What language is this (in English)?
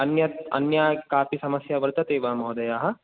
Sanskrit